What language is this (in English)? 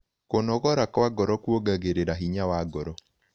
Kikuyu